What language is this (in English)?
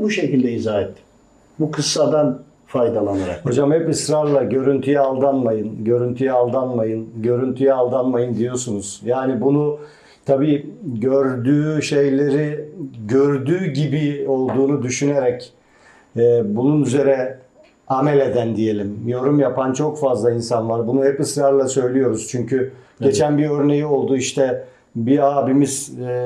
Turkish